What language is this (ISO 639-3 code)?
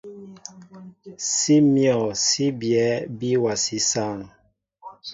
mbo